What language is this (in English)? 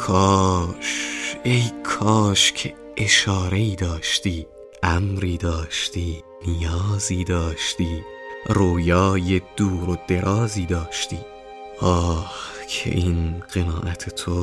Persian